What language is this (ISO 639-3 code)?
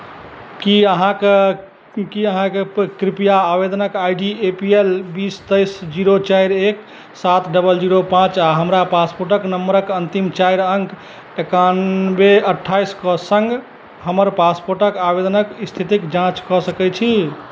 mai